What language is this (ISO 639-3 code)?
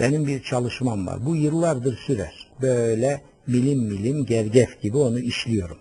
tur